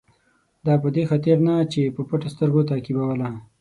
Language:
Pashto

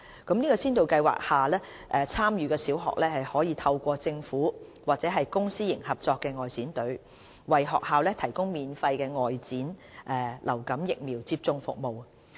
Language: Cantonese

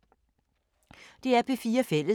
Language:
Danish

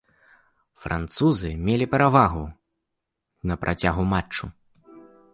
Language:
Belarusian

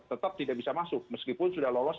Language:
Indonesian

